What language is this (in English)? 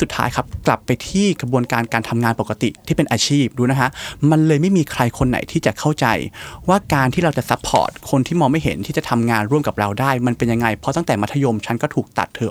Thai